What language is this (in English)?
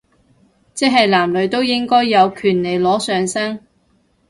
Cantonese